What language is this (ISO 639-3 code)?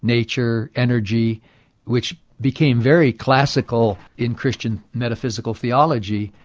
eng